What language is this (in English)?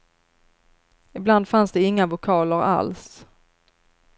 Swedish